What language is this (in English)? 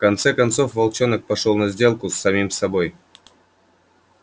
Russian